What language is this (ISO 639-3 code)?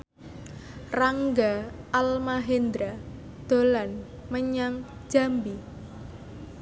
jav